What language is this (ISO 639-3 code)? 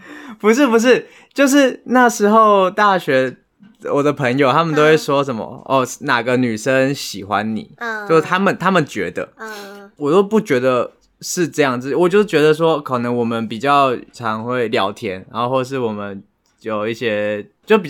zho